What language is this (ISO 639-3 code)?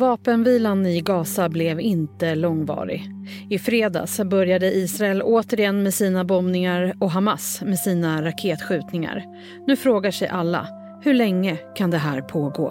swe